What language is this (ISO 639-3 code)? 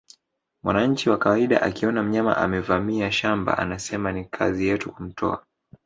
swa